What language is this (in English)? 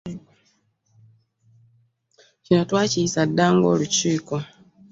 Ganda